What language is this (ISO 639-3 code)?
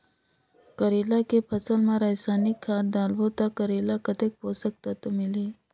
hne